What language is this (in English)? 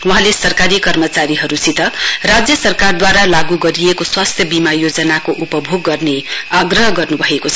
Nepali